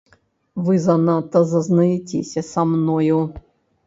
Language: Belarusian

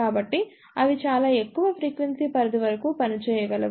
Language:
Telugu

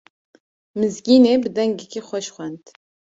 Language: Kurdish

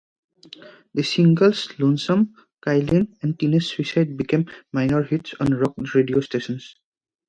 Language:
English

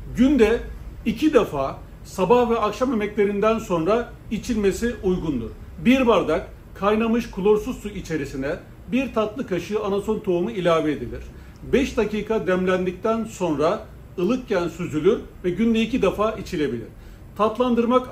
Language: Turkish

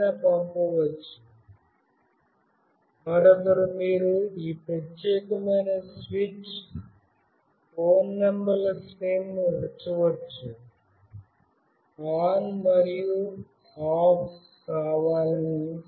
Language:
Telugu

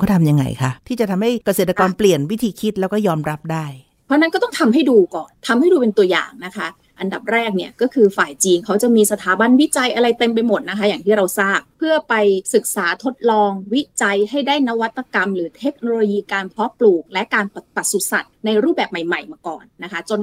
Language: Thai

